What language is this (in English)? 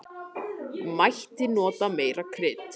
Icelandic